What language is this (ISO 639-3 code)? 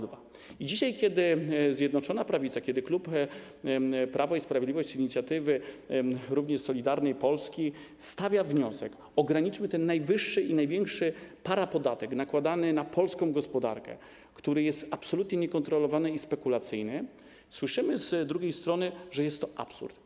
pol